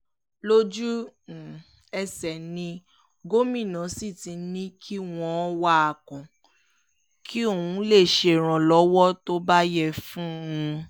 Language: Yoruba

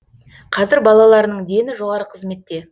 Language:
Kazakh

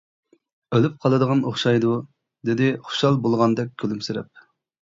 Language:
Uyghur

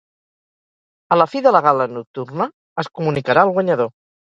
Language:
Catalan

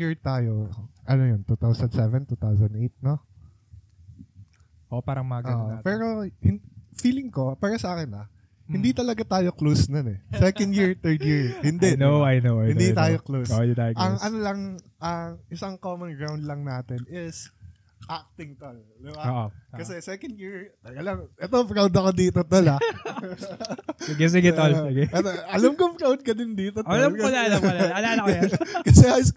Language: Filipino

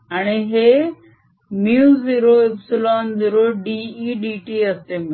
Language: Marathi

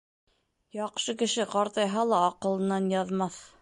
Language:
Bashkir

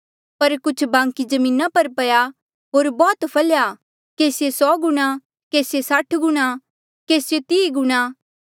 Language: Mandeali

